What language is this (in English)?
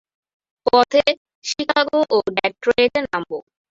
Bangla